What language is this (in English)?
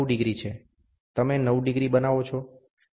Gujarati